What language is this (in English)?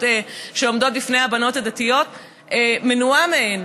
Hebrew